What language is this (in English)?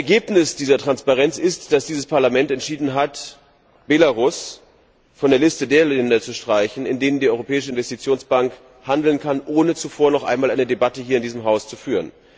German